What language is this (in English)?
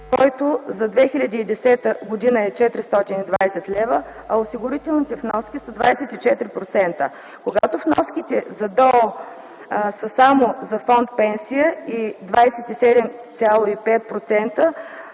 Bulgarian